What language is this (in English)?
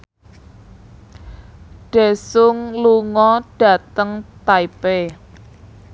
Javanese